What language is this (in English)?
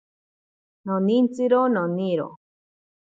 Ashéninka Perené